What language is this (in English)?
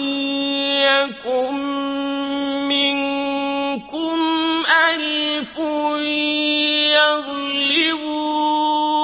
Arabic